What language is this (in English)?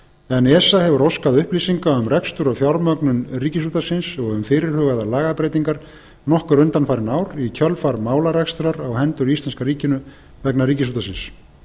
Icelandic